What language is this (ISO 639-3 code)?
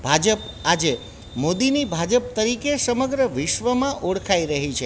guj